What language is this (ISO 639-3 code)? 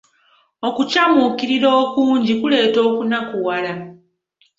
lug